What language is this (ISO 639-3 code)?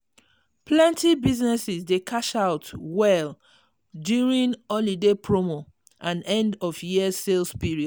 pcm